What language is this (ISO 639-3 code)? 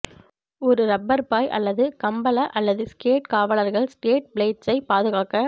tam